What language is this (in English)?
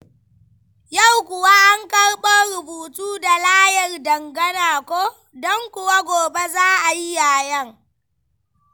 Hausa